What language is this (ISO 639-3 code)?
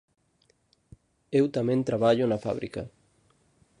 glg